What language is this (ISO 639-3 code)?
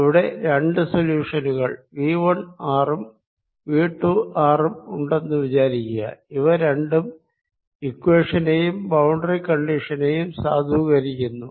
mal